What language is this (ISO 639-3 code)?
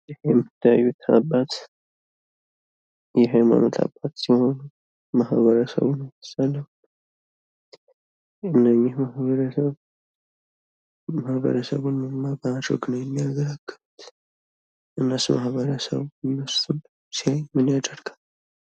amh